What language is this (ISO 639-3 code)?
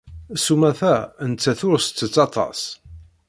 kab